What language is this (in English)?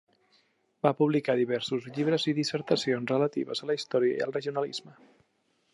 Catalan